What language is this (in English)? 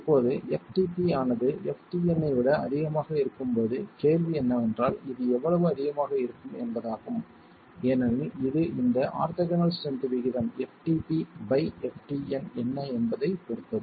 Tamil